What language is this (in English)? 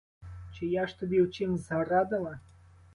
Ukrainian